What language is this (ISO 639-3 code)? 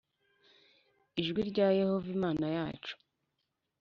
kin